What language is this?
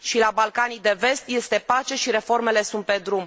Romanian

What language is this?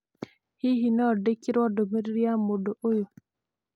Kikuyu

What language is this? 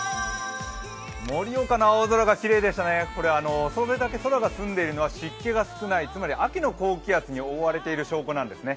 Japanese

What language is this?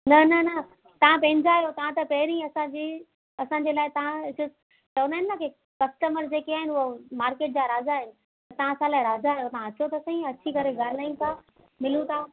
Sindhi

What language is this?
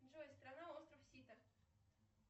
Russian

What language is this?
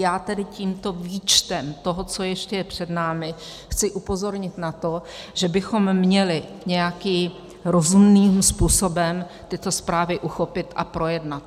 Czech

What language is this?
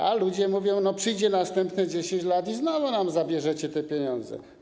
Polish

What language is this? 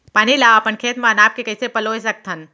Chhattisgarhi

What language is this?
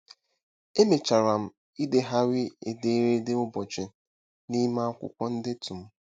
Igbo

